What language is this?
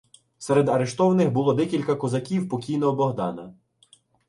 Ukrainian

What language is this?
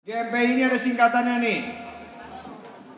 Indonesian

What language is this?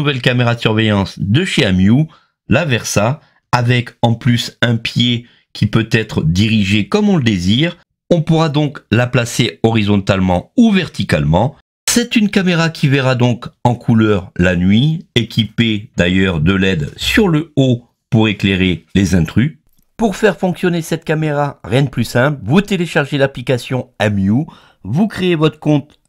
French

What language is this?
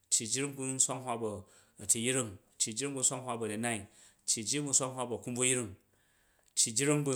Jju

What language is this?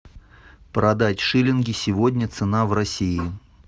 Russian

